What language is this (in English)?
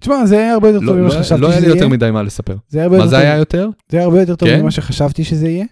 Hebrew